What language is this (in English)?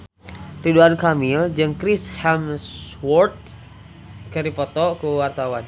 Sundanese